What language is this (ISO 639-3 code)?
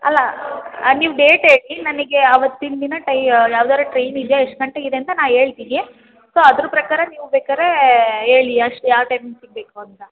kan